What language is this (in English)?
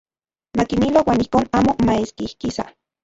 Central Puebla Nahuatl